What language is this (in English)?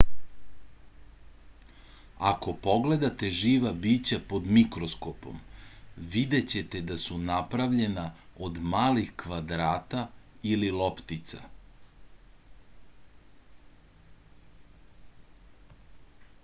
Serbian